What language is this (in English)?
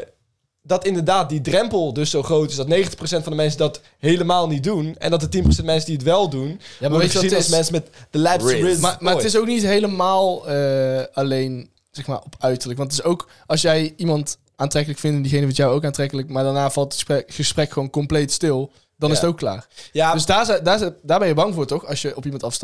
Dutch